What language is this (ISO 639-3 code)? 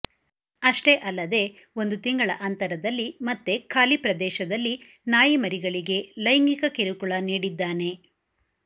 kan